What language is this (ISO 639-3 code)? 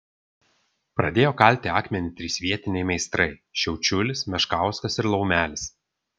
lit